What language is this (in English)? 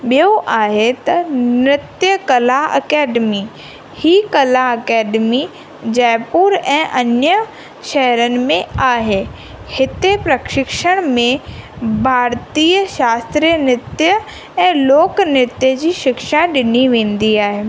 Sindhi